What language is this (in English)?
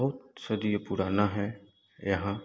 Hindi